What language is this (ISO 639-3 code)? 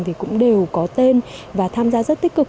vie